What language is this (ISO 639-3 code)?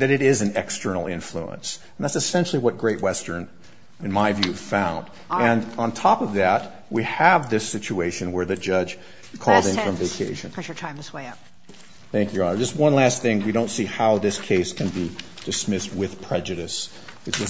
eng